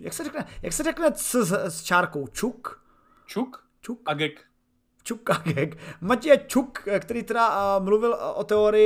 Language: Czech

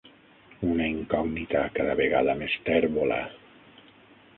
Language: Catalan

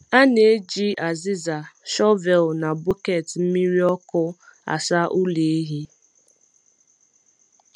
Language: Igbo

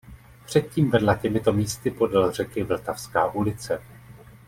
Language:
Czech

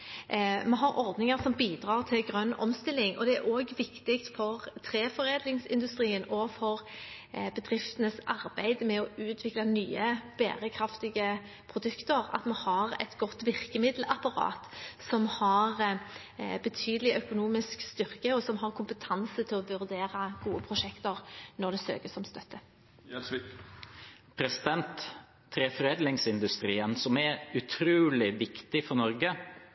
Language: Norwegian Bokmål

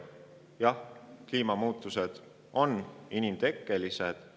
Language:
Estonian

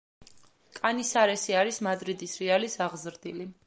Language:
Georgian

